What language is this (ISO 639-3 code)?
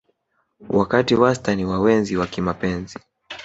swa